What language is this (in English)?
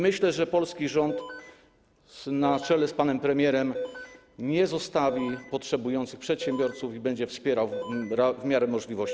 Polish